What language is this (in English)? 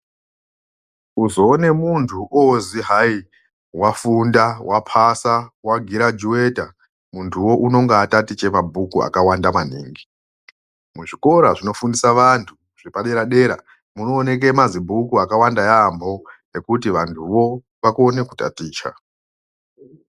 Ndau